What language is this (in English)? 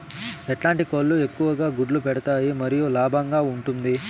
Telugu